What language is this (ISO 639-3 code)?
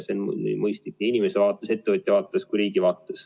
est